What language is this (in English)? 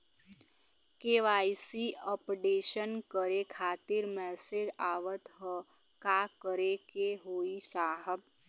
Bhojpuri